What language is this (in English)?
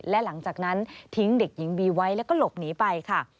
Thai